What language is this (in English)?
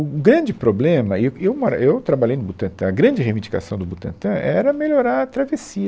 Portuguese